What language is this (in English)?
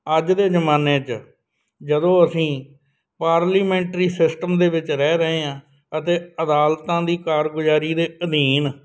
Punjabi